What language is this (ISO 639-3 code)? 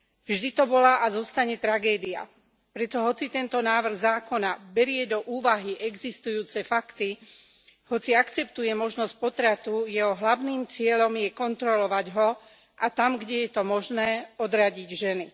slk